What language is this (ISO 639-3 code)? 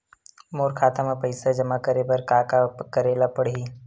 hne